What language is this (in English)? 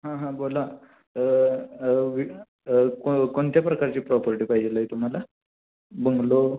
Marathi